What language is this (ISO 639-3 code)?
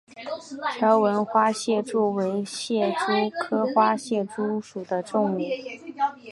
zho